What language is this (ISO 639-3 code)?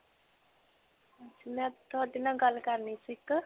pan